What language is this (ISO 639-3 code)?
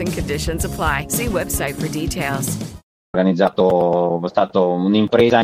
ita